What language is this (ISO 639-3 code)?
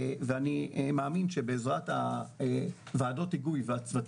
heb